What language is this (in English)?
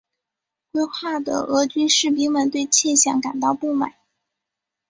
Chinese